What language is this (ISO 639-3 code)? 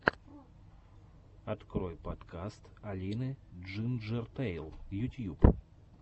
rus